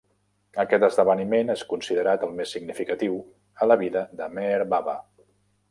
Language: Catalan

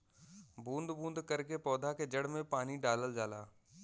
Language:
Bhojpuri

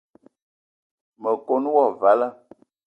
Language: Eton (Cameroon)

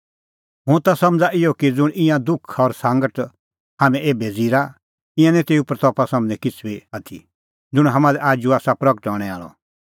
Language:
Kullu Pahari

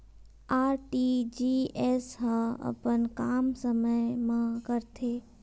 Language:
Chhattisgarhi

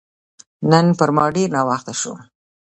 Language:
Pashto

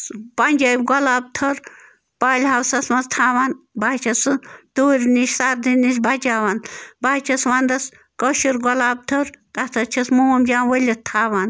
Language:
Kashmiri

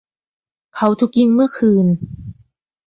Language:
Thai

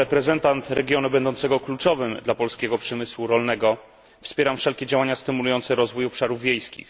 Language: Polish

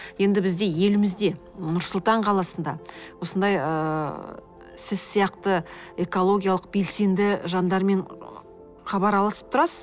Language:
Kazakh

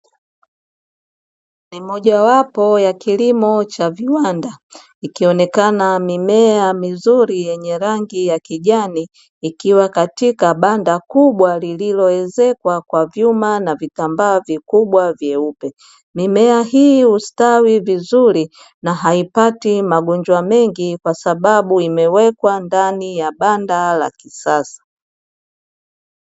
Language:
Swahili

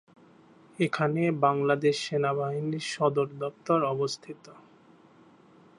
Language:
Bangla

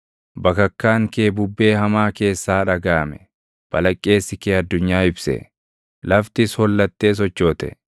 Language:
Oromo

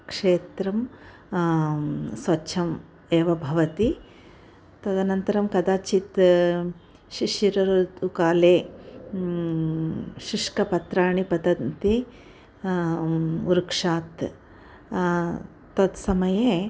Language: Sanskrit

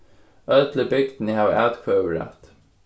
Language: Faroese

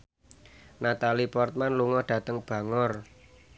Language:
Javanese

